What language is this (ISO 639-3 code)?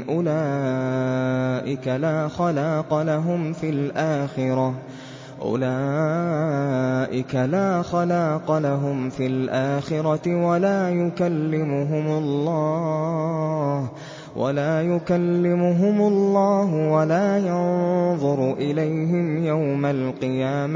ara